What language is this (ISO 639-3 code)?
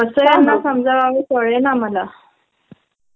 mar